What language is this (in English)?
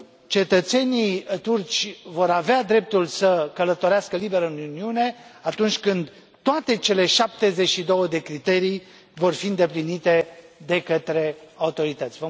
Romanian